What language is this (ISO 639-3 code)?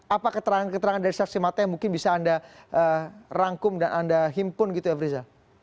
ind